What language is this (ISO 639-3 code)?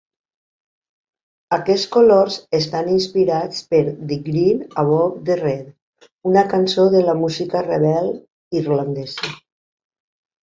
cat